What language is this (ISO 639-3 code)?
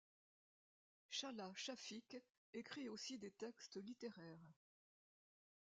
fra